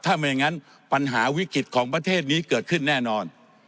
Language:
Thai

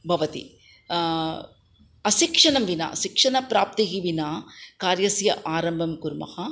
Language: Sanskrit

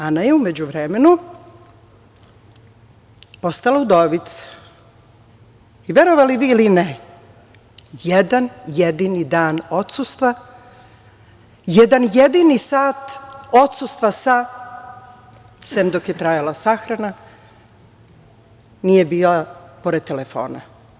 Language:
Serbian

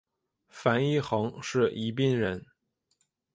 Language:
Chinese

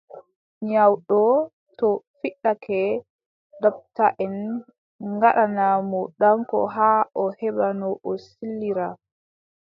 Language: Adamawa Fulfulde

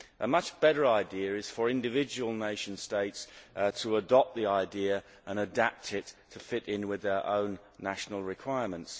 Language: English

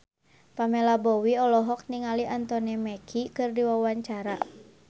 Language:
Sundanese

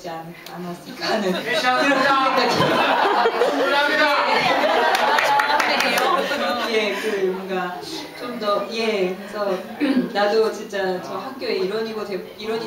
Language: Korean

